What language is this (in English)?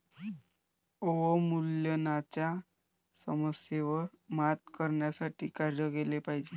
Marathi